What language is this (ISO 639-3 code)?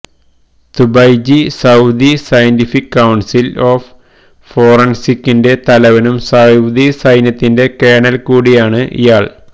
mal